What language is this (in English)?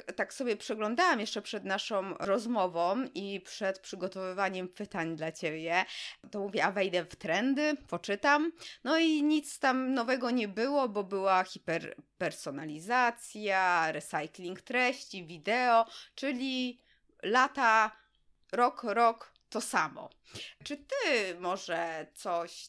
Polish